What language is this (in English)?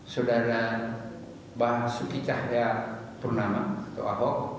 Indonesian